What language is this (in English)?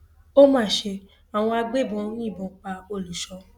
Yoruba